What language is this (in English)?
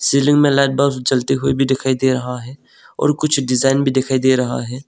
Hindi